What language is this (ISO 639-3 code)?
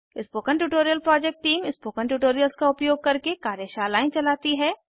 hin